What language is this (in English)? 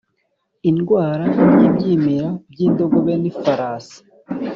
Kinyarwanda